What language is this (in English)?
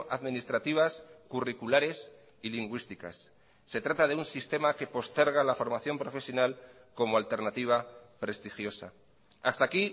Spanish